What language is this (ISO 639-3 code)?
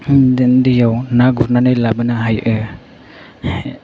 brx